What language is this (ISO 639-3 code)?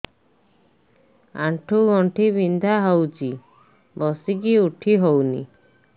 ori